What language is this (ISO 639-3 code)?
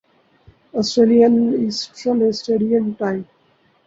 urd